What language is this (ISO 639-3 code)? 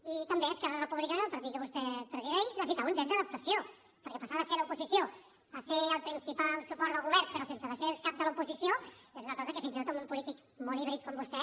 cat